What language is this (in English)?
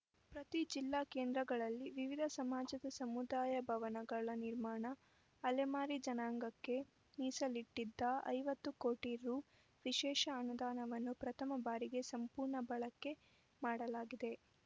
Kannada